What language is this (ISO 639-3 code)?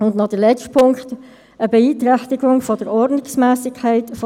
gsw